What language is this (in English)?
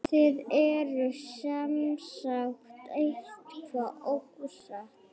Icelandic